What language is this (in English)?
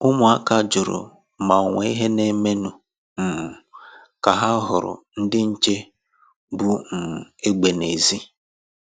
Igbo